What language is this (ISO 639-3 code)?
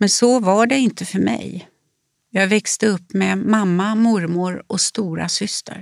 swe